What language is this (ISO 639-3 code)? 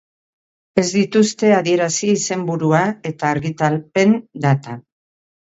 eus